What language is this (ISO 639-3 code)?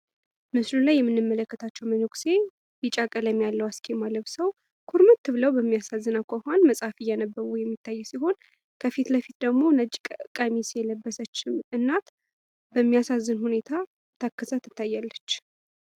amh